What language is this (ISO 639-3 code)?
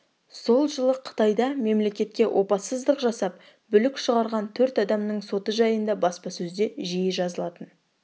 kaz